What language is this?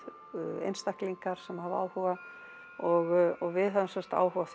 Icelandic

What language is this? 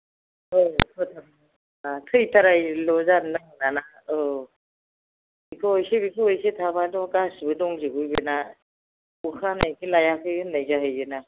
Bodo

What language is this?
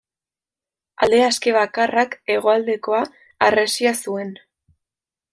Basque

